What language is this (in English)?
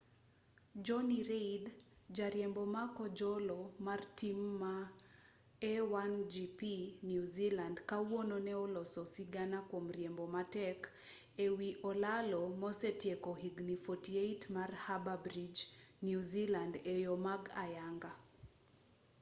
Luo (Kenya and Tanzania)